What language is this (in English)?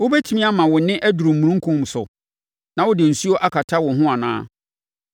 Akan